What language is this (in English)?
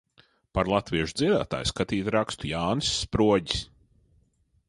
Latvian